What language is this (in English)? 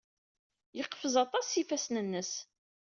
Kabyle